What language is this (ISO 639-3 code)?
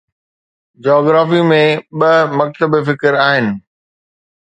snd